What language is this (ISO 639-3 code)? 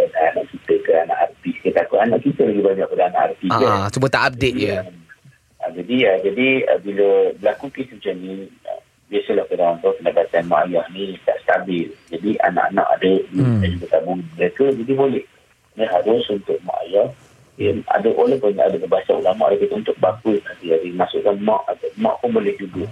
msa